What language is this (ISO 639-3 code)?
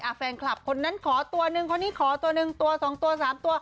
tha